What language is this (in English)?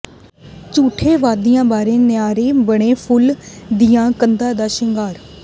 Punjabi